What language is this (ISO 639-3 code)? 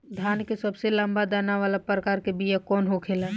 bho